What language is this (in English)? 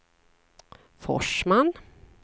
Swedish